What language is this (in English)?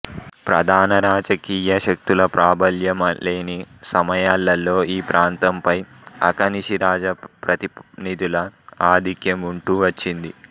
Telugu